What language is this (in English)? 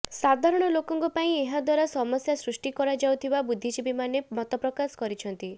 Odia